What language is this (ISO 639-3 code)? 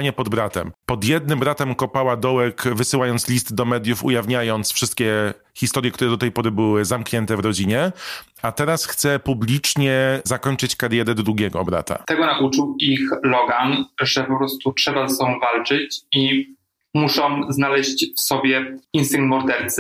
pol